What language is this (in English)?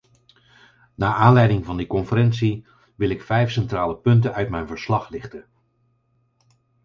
Dutch